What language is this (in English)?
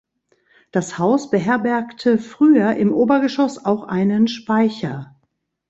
German